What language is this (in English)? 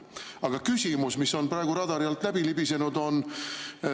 Estonian